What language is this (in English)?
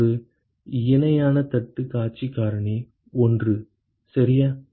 Tamil